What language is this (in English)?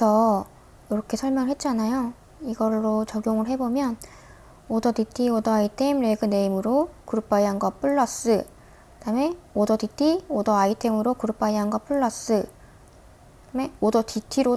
Korean